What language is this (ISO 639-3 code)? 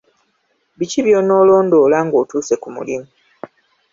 lug